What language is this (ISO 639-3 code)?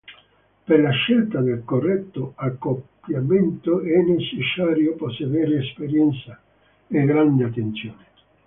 ita